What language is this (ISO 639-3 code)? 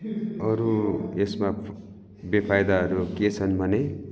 nep